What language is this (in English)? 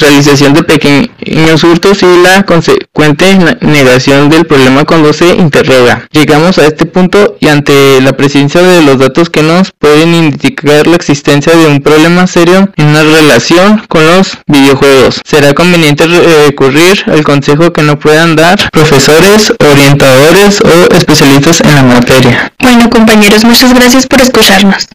Spanish